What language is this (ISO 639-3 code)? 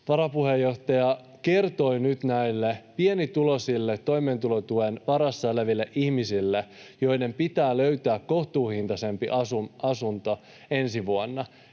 fin